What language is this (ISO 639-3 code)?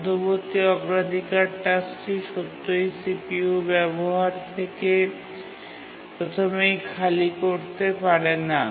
ben